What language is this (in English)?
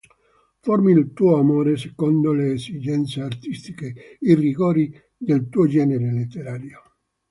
Italian